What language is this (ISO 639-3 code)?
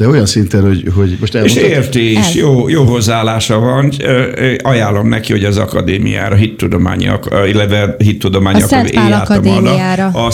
hun